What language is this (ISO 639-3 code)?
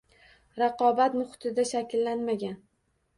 uzb